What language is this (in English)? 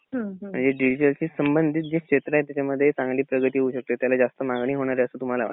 Marathi